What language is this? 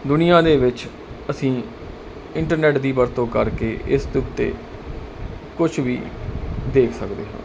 Punjabi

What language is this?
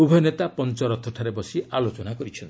Odia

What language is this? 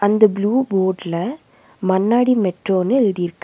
Tamil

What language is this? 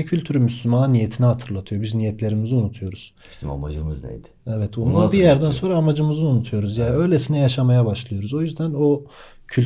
Turkish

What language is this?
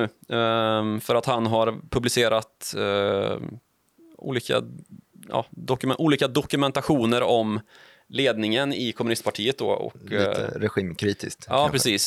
Swedish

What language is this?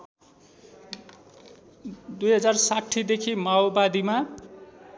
Nepali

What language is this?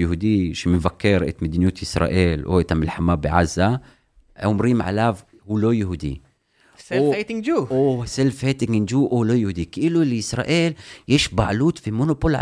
Hebrew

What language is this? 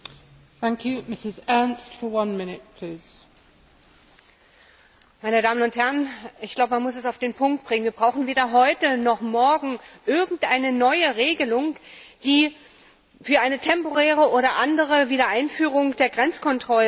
German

